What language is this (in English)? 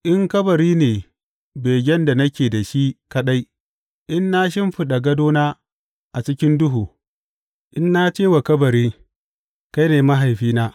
Hausa